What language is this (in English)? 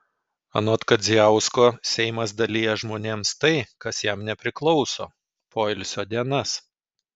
Lithuanian